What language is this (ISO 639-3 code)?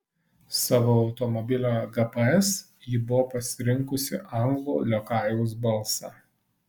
lit